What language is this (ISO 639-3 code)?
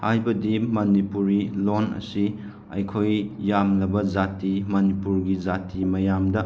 mni